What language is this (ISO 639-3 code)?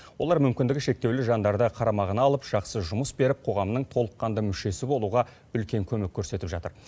kaz